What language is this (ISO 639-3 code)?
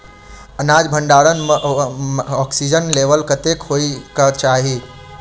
mai